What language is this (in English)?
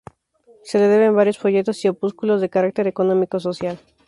Spanish